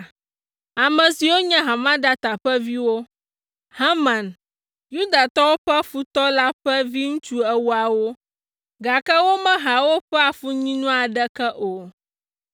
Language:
Ewe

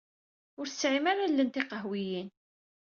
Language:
Kabyle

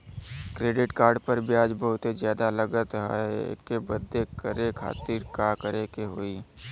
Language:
Bhojpuri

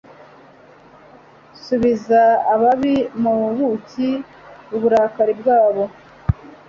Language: Kinyarwanda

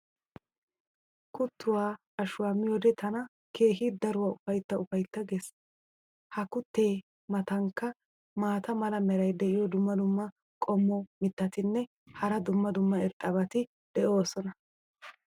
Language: Wolaytta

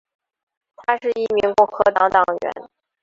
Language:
Chinese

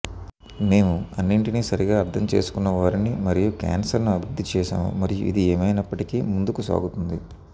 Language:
Telugu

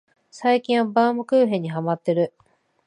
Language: Japanese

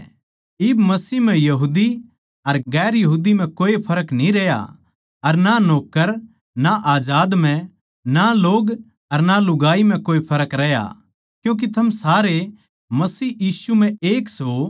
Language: Haryanvi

